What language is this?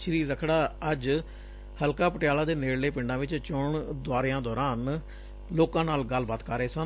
Punjabi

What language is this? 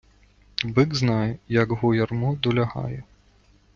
Ukrainian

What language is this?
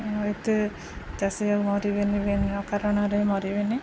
Odia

